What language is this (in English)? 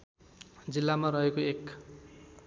Nepali